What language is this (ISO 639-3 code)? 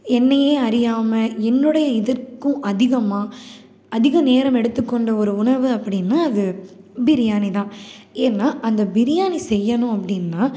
tam